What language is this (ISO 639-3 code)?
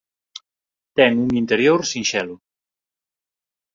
glg